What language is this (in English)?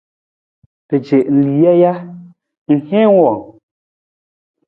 Nawdm